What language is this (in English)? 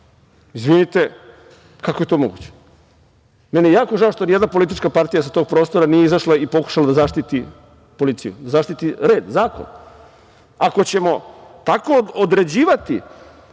Serbian